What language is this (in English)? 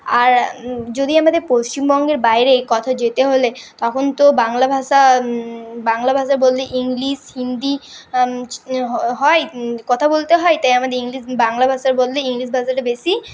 Bangla